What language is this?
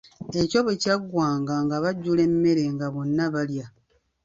Ganda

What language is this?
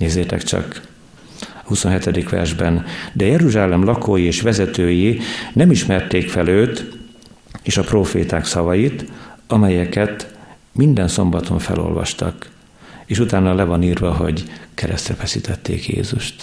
Hungarian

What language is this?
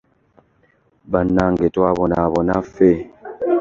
Ganda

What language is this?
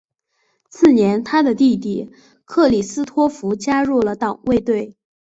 Chinese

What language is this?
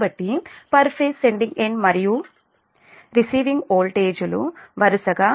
Telugu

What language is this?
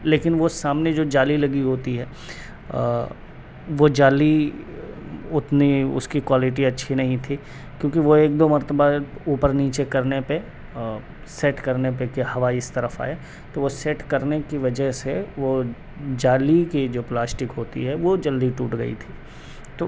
Urdu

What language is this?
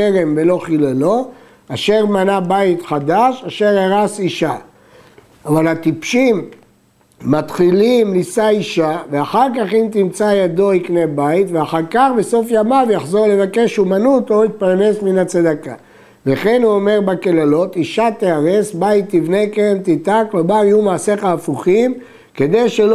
Hebrew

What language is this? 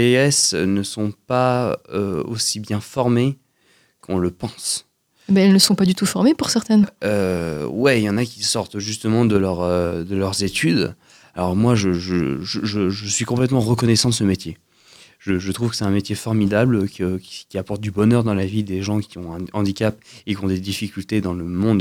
French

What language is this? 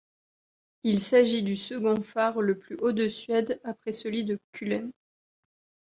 French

